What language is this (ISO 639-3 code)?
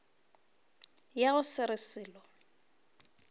nso